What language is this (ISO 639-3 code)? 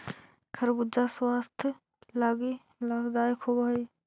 mag